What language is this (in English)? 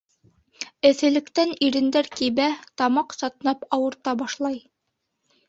Bashkir